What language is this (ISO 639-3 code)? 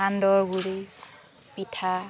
asm